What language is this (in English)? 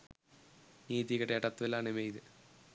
Sinhala